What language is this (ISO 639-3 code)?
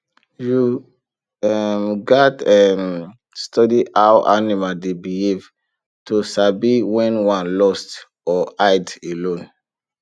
pcm